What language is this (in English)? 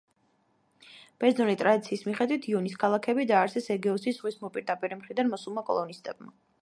Georgian